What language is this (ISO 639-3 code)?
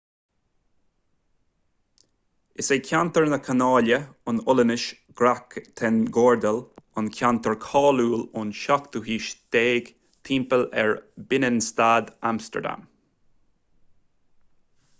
gle